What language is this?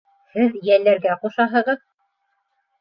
Bashkir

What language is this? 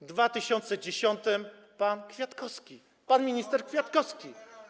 Polish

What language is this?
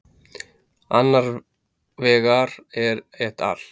Icelandic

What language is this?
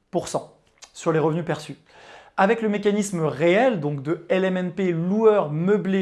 French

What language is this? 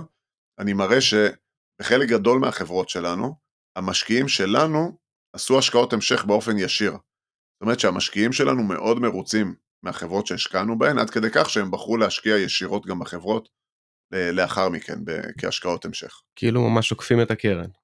Hebrew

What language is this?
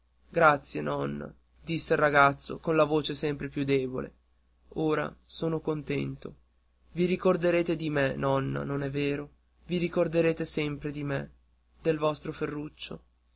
Italian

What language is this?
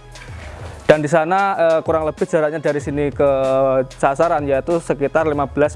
Indonesian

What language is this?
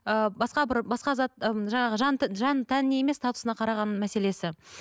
Kazakh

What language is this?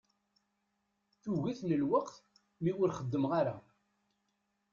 Kabyle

